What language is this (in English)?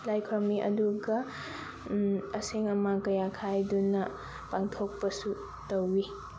Manipuri